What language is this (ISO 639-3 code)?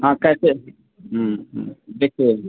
hin